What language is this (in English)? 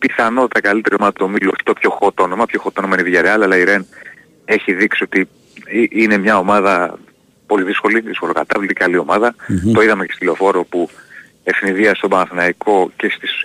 Greek